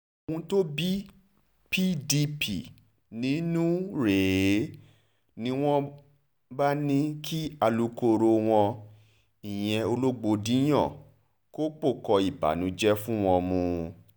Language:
Yoruba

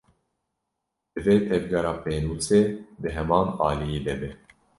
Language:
Kurdish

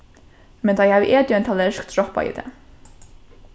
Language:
Faroese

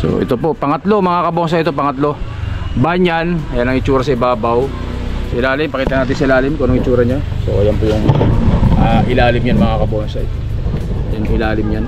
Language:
Filipino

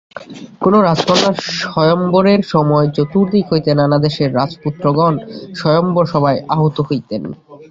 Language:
Bangla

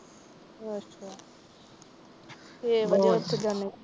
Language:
Punjabi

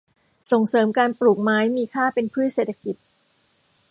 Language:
Thai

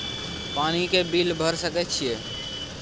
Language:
Maithili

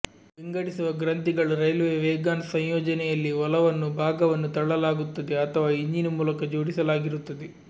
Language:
Kannada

